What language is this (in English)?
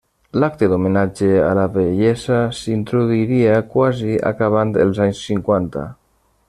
Catalan